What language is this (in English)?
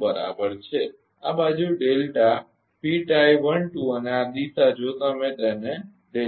Gujarati